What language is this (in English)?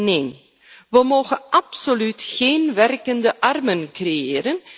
Dutch